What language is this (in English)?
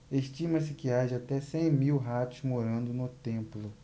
Portuguese